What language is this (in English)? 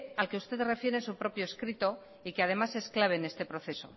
Spanish